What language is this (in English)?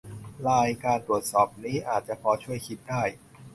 Thai